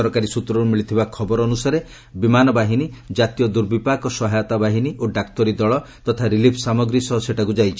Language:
Odia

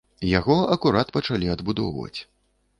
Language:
Belarusian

